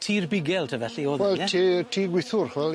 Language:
Welsh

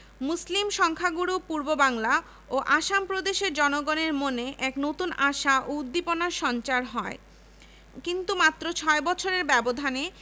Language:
Bangla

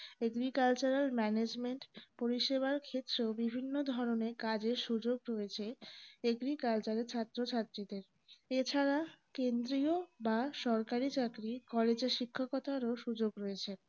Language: Bangla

